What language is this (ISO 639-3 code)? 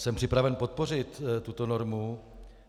ces